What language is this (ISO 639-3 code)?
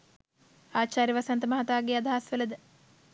sin